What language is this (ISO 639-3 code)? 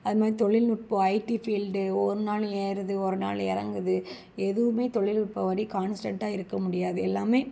tam